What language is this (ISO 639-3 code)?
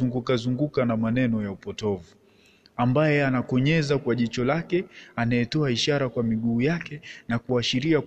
swa